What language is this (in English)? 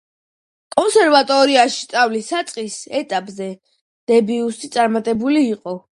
Georgian